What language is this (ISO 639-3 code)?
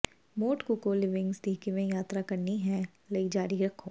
pan